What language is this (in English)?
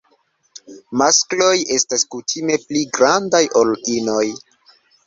Esperanto